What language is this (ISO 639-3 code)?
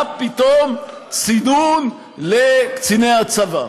heb